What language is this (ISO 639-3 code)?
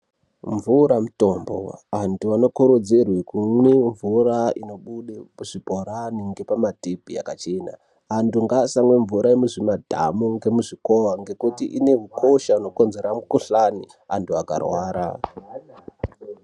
ndc